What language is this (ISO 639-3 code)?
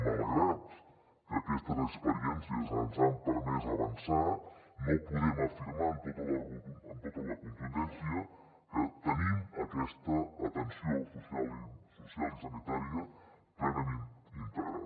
cat